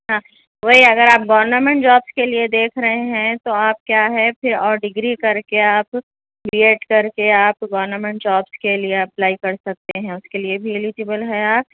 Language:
Urdu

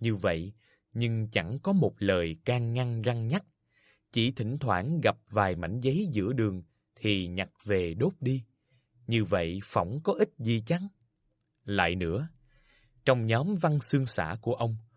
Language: Vietnamese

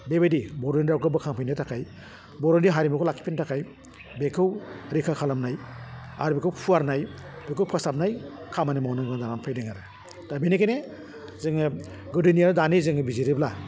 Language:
Bodo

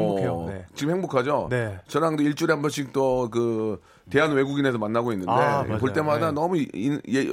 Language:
Korean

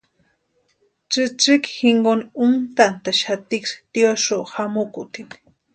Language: Western Highland Purepecha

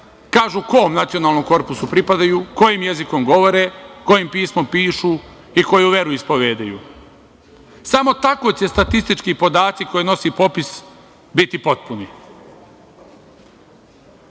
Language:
Serbian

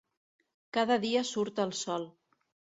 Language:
Catalan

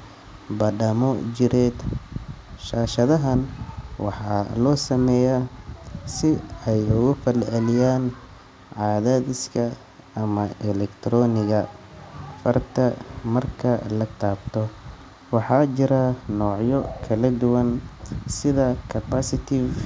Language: Somali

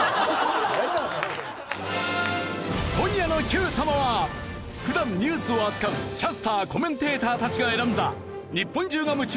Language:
Japanese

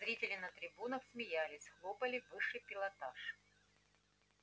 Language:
Russian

